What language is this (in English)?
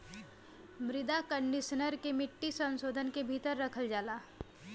Bhojpuri